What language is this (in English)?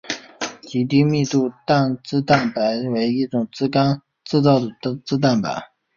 Chinese